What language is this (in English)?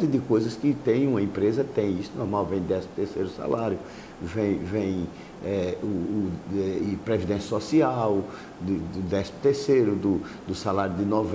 Portuguese